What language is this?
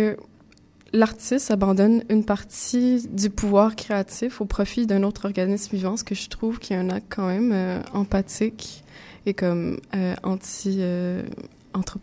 French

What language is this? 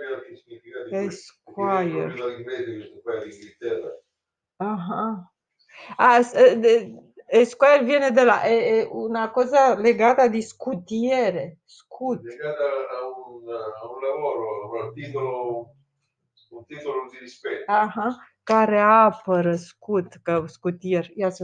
Romanian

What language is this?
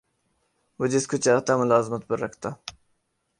Urdu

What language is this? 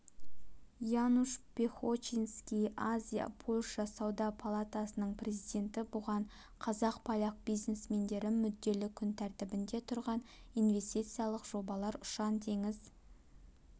Kazakh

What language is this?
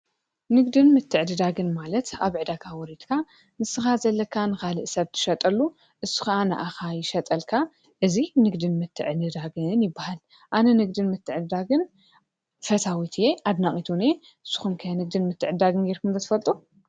Tigrinya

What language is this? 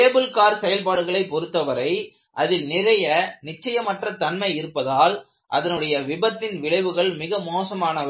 Tamil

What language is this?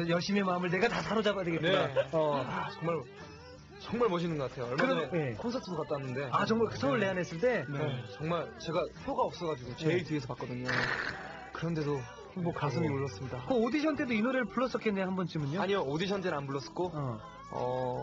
Korean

